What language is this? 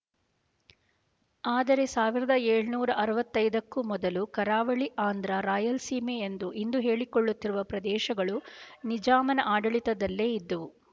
Kannada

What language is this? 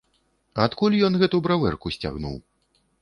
Belarusian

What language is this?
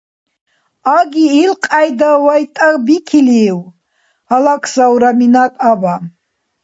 Dargwa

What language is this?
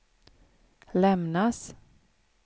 Swedish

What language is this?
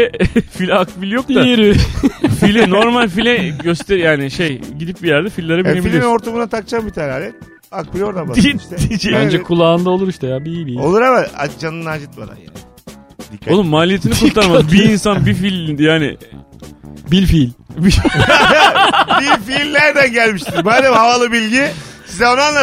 Turkish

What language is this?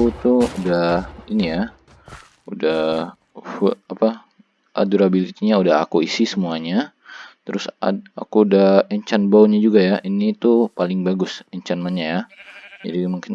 Indonesian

